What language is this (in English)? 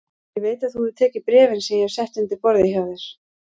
Icelandic